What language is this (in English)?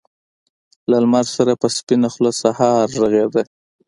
Pashto